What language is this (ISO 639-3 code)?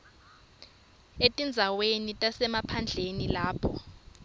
ssw